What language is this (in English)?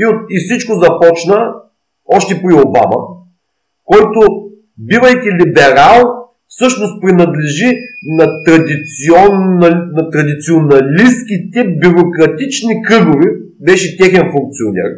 Bulgarian